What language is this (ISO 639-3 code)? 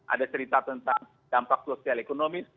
ind